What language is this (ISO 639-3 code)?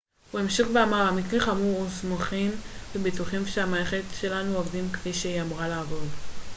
heb